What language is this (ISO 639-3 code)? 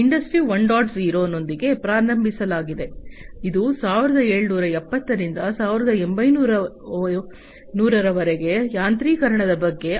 kan